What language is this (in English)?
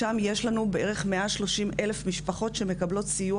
Hebrew